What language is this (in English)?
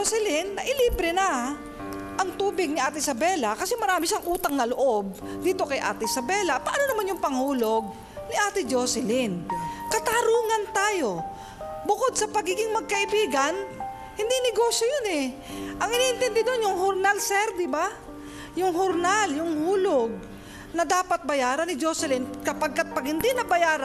Filipino